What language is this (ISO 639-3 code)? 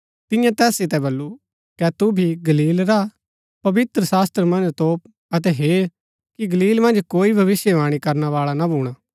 gbk